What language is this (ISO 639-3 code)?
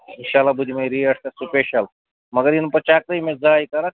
kas